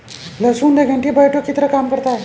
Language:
Hindi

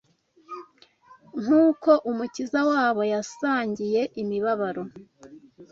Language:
Kinyarwanda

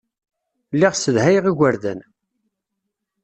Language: Kabyle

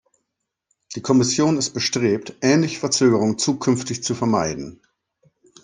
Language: German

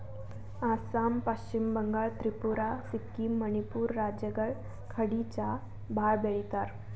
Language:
Kannada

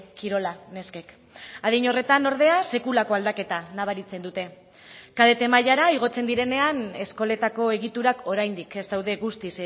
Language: Basque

